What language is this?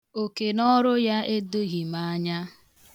Igbo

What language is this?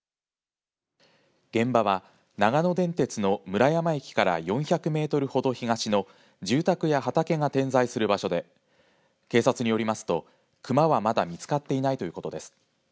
Japanese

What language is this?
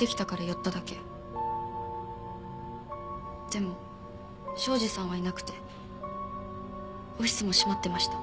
Japanese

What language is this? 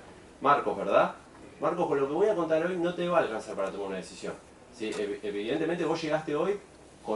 Spanish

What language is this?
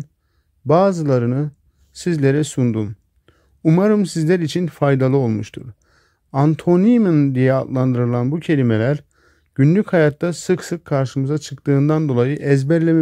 Turkish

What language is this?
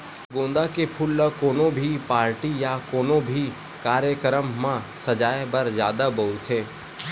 Chhattisgarhi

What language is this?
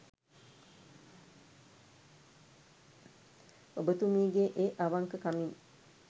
Sinhala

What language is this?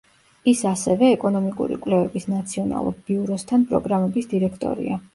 Georgian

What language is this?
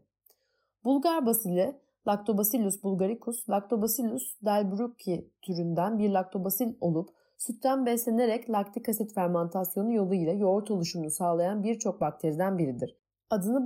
Turkish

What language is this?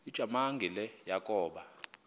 Xhosa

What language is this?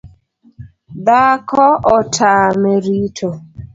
Luo (Kenya and Tanzania)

